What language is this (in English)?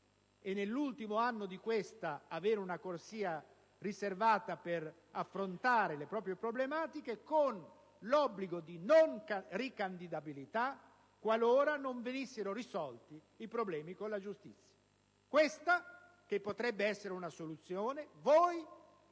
Italian